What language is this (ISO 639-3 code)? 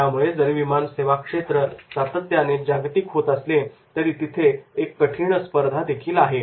mar